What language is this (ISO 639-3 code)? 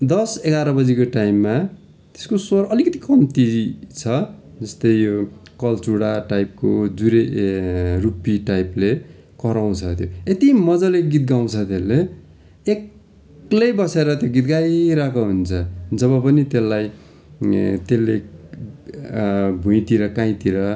nep